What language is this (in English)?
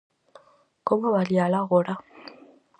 Galician